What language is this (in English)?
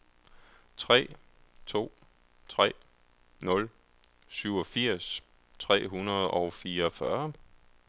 Danish